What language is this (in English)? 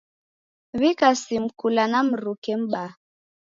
Taita